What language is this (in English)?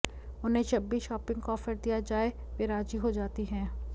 Hindi